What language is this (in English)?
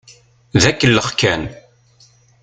Kabyle